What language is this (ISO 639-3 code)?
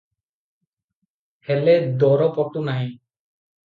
ori